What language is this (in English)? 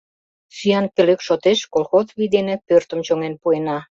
Mari